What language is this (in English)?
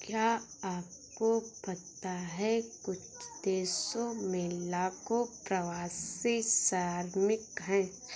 Hindi